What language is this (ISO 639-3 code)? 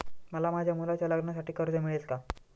mar